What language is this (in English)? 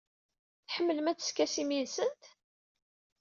Kabyle